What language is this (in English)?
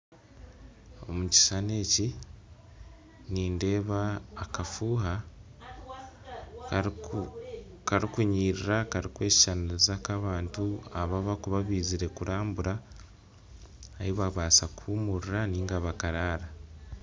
Nyankole